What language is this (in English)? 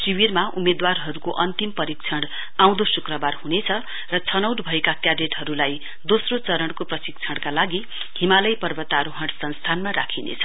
Nepali